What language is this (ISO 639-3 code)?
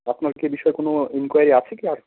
ben